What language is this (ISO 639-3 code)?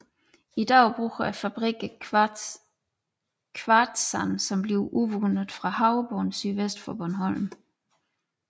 dan